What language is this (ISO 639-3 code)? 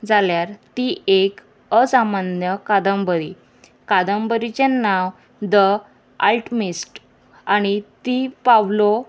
kok